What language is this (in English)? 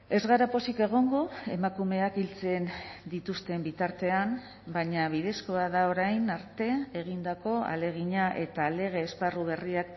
Basque